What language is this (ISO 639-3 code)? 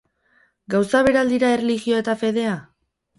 eus